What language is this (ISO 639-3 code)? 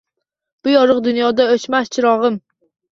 uzb